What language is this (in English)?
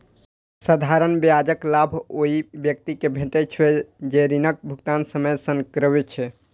Maithili